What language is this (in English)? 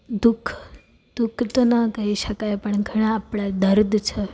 Gujarati